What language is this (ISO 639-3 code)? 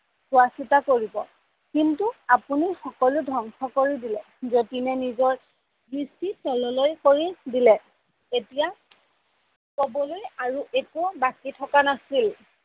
asm